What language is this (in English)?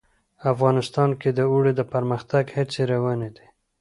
Pashto